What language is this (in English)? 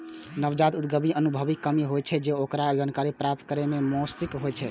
Maithili